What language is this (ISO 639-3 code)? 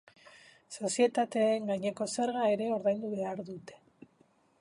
eus